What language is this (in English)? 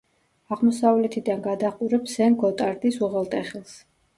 Georgian